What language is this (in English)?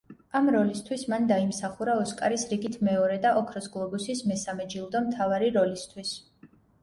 Georgian